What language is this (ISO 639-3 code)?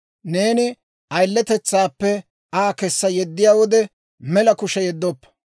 dwr